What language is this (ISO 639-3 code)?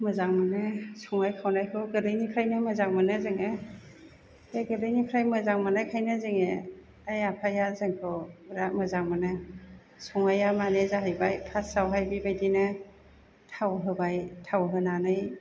brx